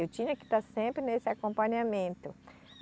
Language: Portuguese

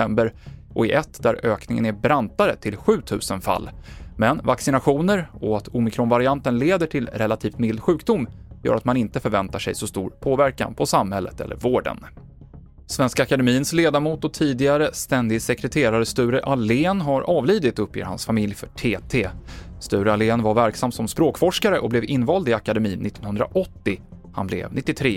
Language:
Swedish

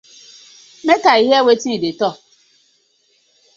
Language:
Nigerian Pidgin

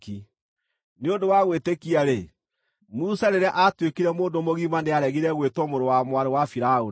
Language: Kikuyu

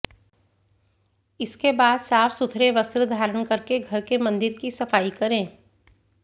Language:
Hindi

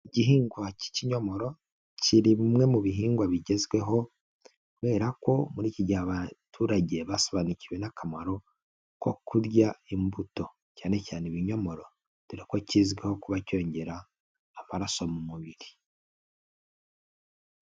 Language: Kinyarwanda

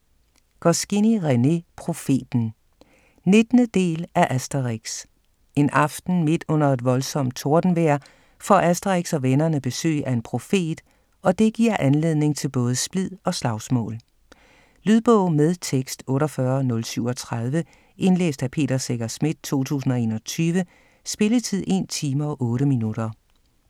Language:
Danish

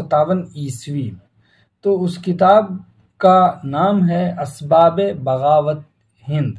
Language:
Hindi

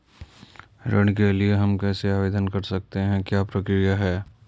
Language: Hindi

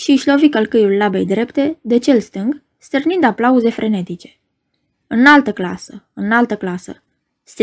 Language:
Romanian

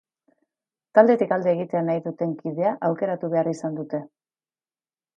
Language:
Basque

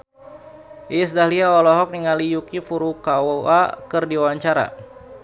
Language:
Sundanese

